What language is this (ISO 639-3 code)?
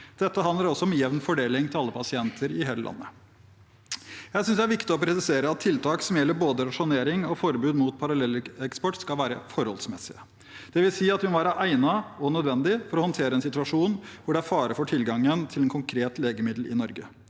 nor